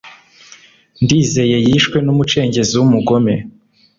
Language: Kinyarwanda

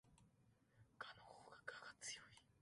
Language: Japanese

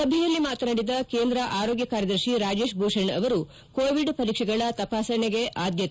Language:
Kannada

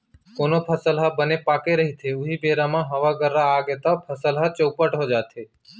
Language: Chhattisgarhi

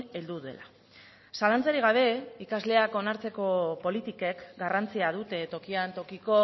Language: Basque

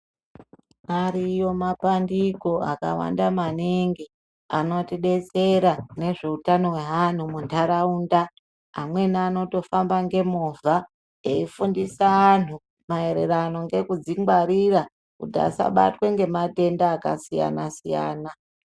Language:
Ndau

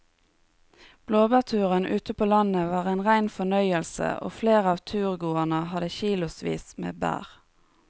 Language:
Norwegian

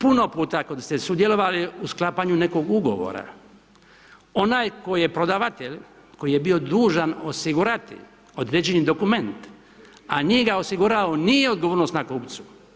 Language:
Croatian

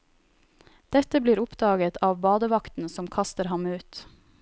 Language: Norwegian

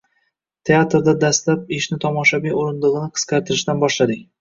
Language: Uzbek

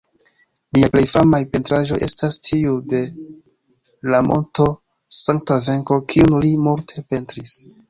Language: Esperanto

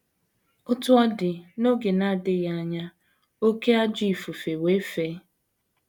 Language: Igbo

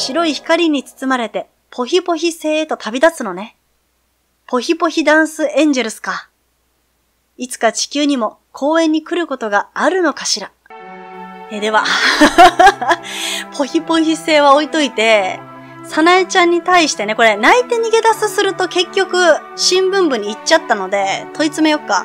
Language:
Japanese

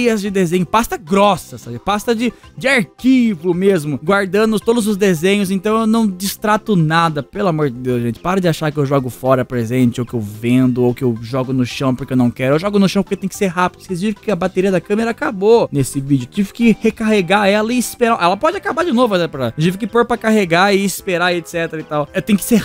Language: Portuguese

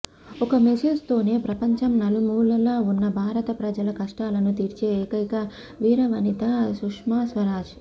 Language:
Telugu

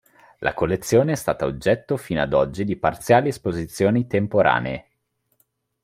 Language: Italian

